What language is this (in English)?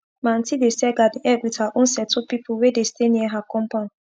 Nigerian Pidgin